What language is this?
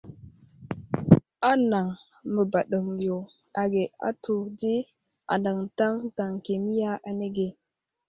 Wuzlam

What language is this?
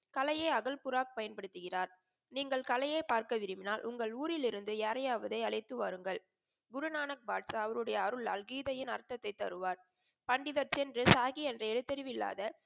Tamil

